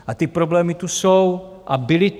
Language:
Czech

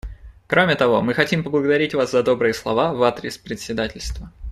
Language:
Russian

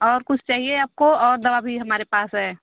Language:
Hindi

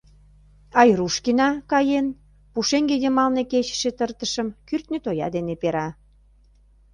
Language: Mari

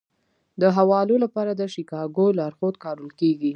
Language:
Pashto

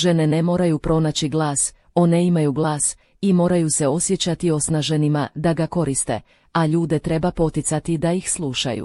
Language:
Croatian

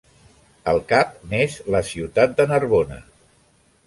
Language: Catalan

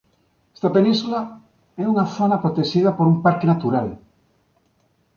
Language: Galician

